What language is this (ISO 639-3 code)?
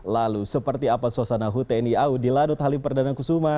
ind